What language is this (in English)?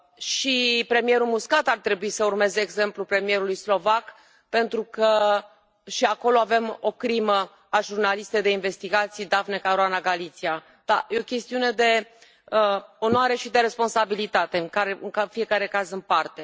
Romanian